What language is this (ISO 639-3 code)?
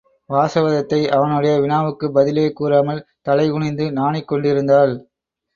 tam